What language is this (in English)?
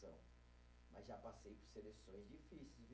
Portuguese